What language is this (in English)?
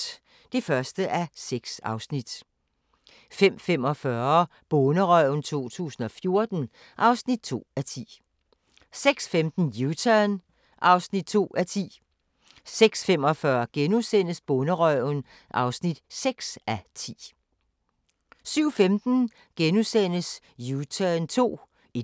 Danish